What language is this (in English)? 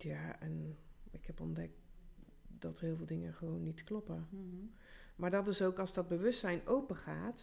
Dutch